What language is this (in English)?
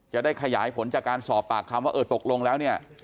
Thai